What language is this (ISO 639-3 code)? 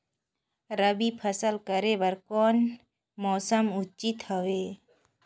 hne